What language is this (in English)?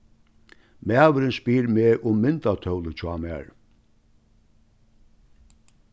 Faroese